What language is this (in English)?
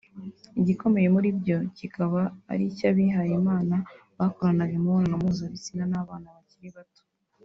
Kinyarwanda